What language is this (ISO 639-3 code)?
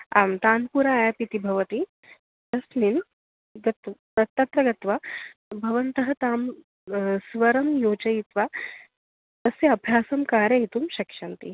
san